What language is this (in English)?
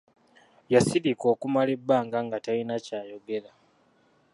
Ganda